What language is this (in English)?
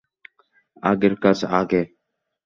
Bangla